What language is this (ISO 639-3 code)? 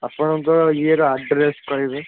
ori